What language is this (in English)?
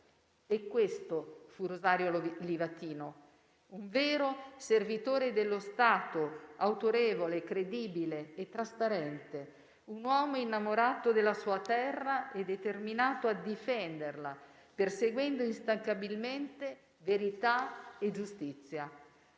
Italian